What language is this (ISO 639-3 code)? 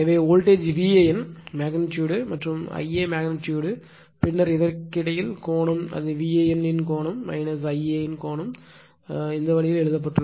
tam